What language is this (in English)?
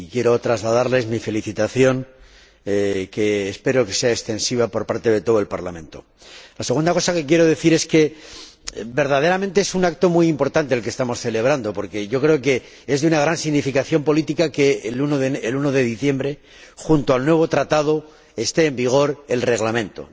Spanish